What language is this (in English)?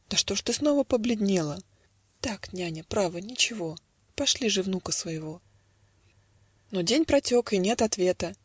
Russian